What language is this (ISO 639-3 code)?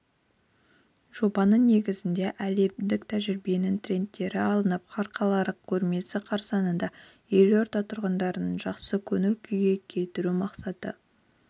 kaz